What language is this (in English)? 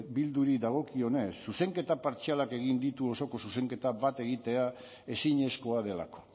Basque